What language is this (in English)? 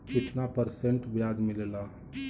Bhojpuri